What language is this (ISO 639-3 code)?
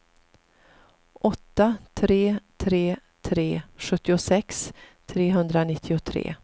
swe